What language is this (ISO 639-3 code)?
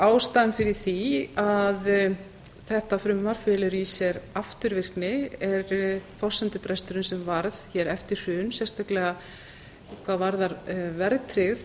isl